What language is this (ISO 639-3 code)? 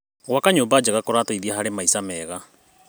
kik